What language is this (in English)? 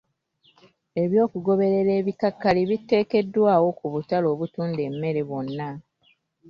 Ganda